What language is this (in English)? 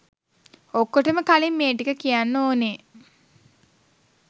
Sinhala